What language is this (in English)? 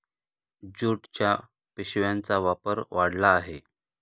Marathi